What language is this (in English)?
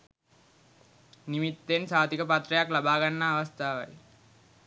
Sinhala